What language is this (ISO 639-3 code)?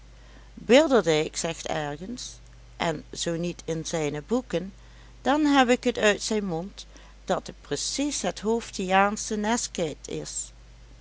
nld